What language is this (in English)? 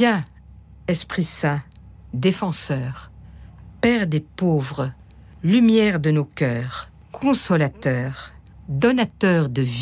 French